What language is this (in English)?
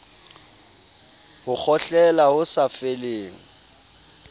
Southern Sotho